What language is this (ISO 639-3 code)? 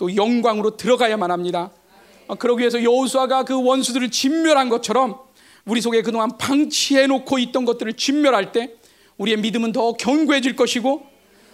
kor